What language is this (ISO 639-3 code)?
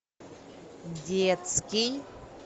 rus